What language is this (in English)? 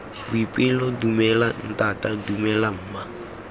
Tswana